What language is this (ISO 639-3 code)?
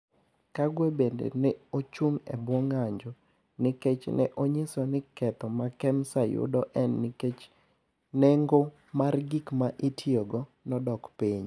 luo